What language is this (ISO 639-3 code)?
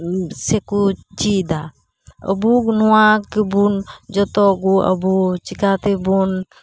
sat